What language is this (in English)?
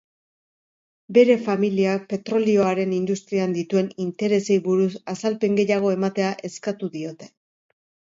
Basque